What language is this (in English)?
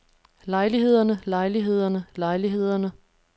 Danish